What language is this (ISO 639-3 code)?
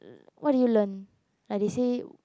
eng